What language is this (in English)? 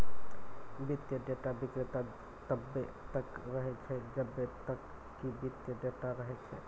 Maithili